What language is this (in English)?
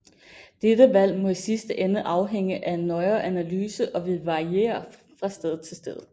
Danish